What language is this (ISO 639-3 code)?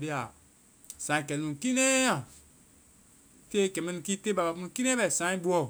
vai